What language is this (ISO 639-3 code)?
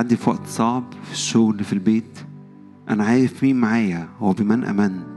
ara